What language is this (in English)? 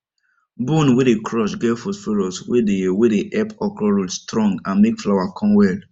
Nigerian Pidgin